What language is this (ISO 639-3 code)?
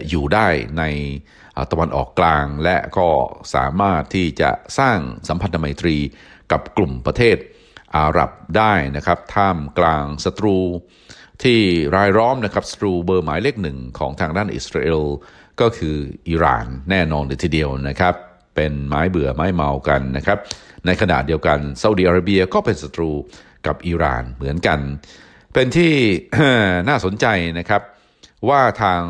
tha